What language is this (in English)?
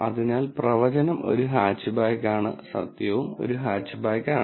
Malayalam